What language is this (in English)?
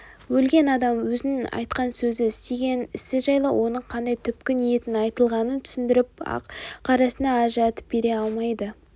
Kazakh